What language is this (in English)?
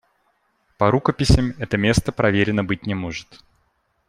Russian